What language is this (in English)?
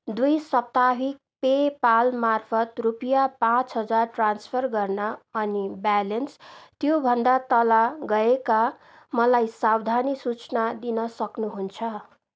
Nepali